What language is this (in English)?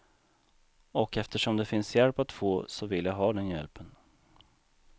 Swedish